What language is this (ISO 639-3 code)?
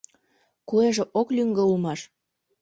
chm